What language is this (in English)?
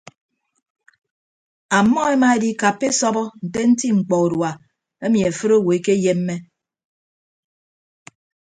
Ibibio